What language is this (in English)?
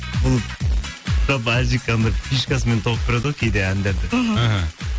Kazakh